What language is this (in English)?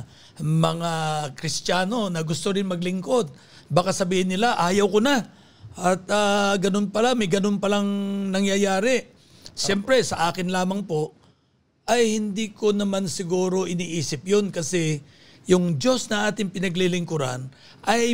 Filipino